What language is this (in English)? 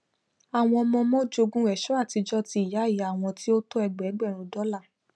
Yoruba